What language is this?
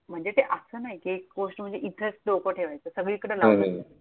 Marathi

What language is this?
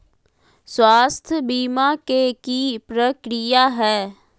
Magahi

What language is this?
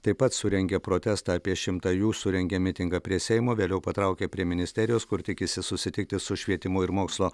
Lithuanian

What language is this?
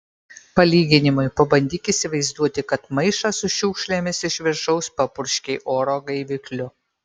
Lithuanian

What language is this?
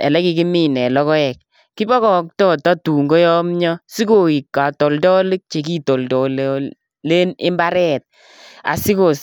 Kalenjin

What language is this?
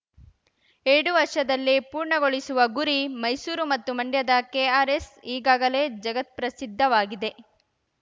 Kannada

